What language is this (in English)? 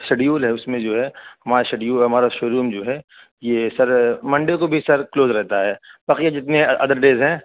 Urdu